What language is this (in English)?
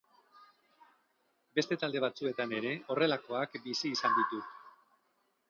Basque